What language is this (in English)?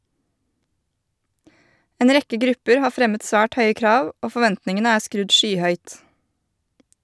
Norwegian